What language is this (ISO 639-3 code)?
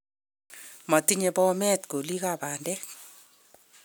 kln